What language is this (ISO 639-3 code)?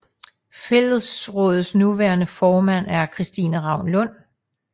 dan